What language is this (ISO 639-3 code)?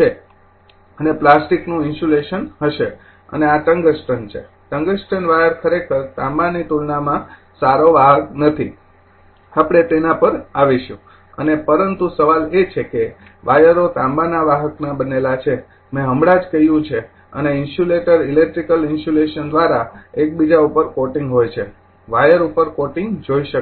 guj